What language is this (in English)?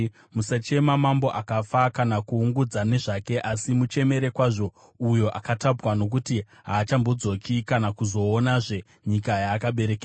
Shona